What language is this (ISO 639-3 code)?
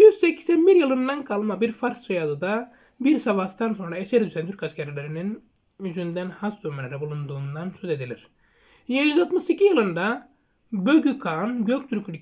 tur